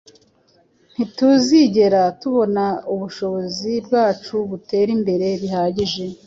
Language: Kinyarwanda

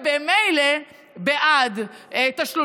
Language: Hebrew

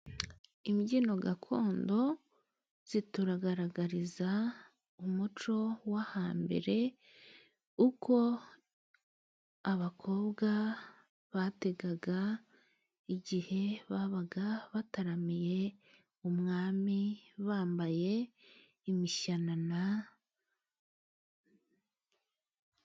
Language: Kinyarwanda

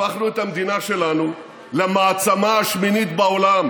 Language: Hebrew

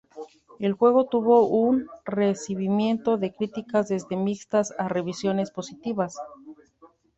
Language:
Spanish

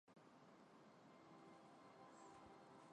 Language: Chinese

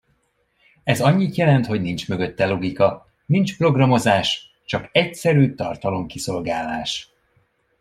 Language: Hungarian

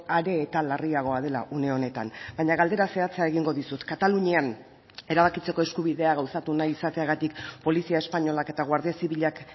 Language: Basque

